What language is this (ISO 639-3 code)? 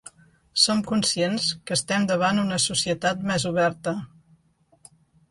cat